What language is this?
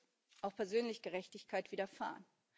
German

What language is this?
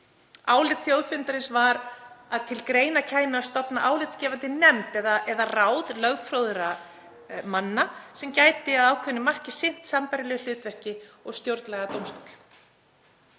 Icelandic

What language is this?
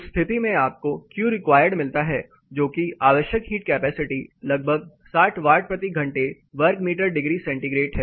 Hindi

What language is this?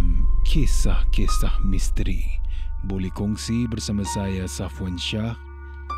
Malay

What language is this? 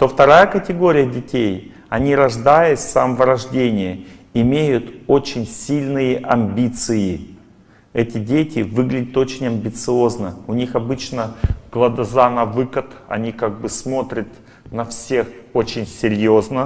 Russian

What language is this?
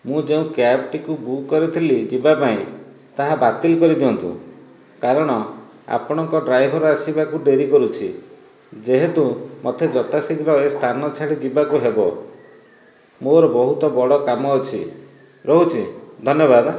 Odia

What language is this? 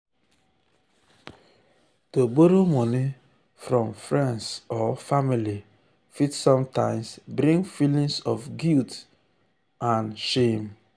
Nigerian Pidgin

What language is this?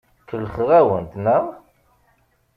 Kabyle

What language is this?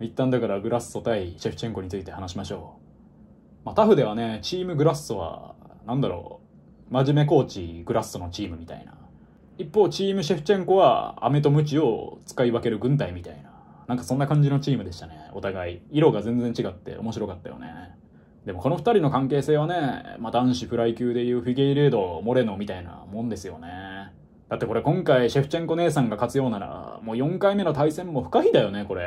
Japanese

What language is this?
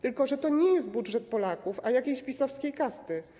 Polish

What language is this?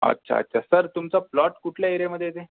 Marathi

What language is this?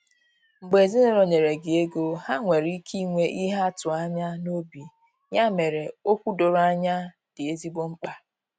Igbo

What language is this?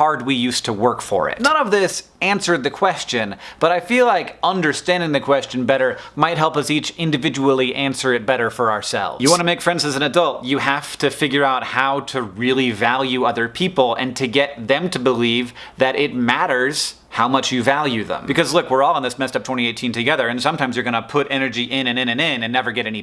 English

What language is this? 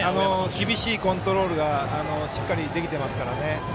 Japanese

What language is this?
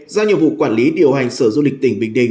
Vietnamese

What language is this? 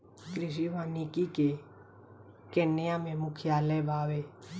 Bhojpuri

